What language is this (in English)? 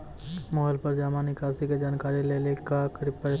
Maithili